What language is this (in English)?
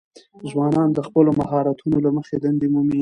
Pashto